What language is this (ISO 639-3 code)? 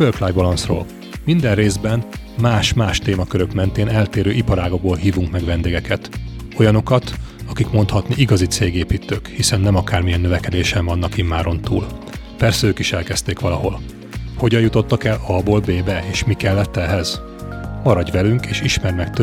hun